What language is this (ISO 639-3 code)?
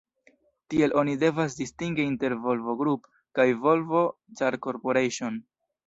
epo